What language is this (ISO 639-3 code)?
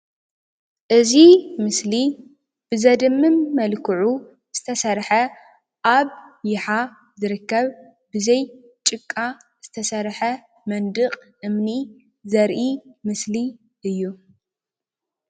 tir